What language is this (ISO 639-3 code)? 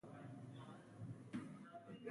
pus